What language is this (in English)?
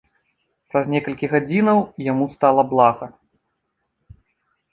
Belarusian